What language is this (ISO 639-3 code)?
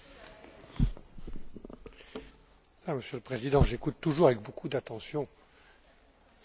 fra